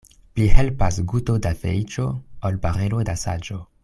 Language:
Esperanto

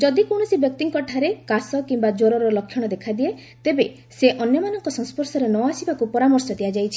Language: Odia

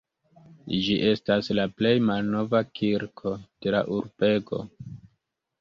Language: Esperanto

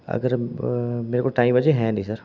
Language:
Punjabi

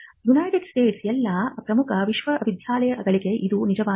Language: Kannada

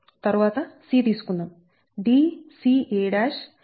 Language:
Telugu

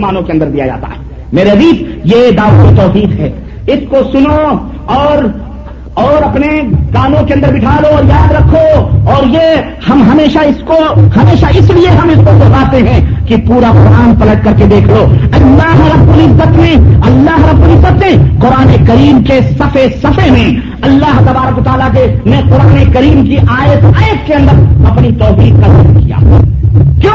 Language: Urdu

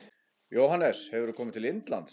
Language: Icelandic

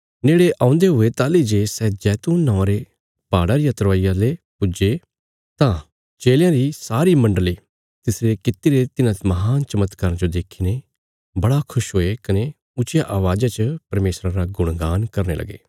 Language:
Bilaspuri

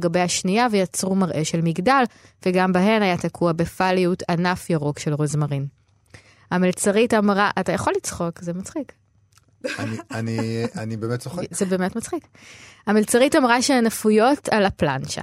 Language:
Hebrew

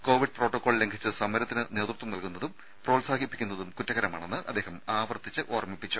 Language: Malayalam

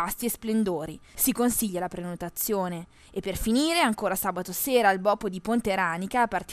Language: Italian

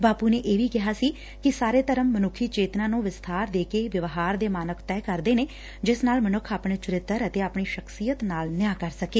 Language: Punjabi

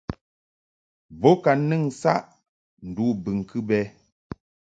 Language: Mungaka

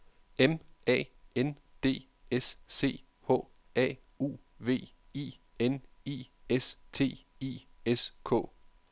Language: Danish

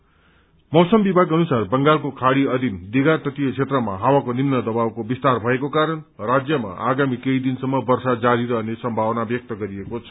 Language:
Nepali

